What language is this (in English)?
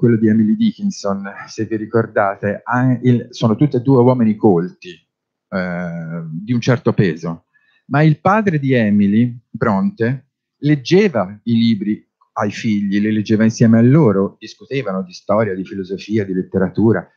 Italian